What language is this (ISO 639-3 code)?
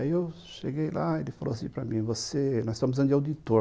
por